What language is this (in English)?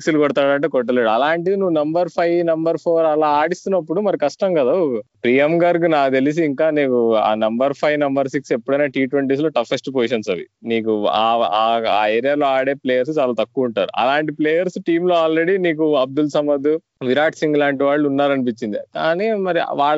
Telugu